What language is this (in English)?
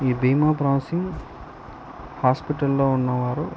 Telugu